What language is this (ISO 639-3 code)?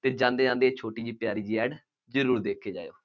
pan